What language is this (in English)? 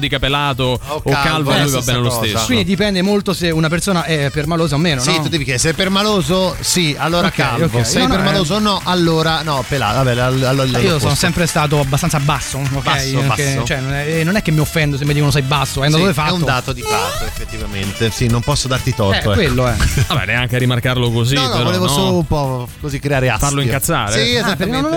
Italian